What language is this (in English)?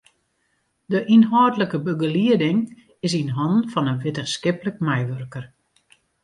Western Frisian